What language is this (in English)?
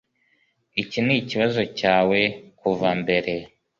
Kinyarwanda